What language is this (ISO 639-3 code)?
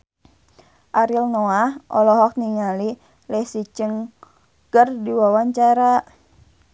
sun